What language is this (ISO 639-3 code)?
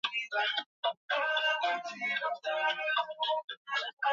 swa